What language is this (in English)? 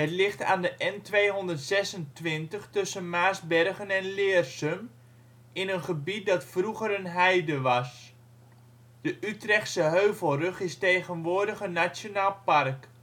Dutch